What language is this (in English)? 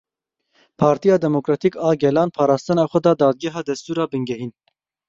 Kurdish